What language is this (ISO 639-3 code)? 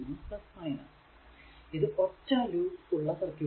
mal